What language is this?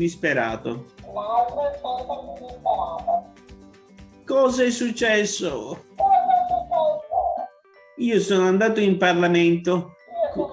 Italian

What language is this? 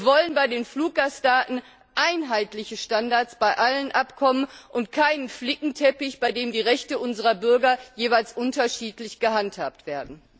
German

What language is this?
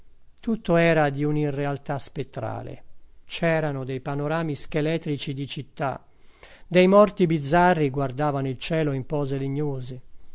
Italian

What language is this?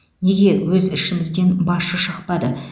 Kazakh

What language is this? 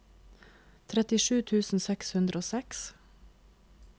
Norwegian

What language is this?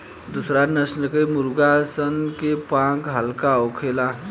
Bhojpuri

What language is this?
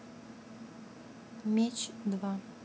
Russian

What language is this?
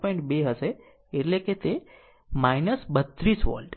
Gujarati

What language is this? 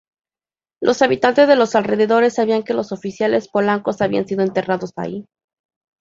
Spanish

